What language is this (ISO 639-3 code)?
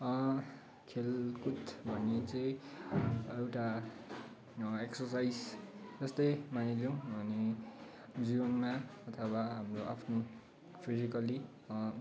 nep